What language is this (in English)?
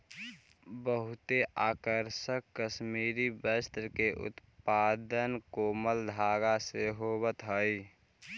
Magahi